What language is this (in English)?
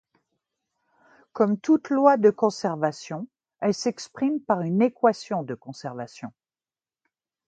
French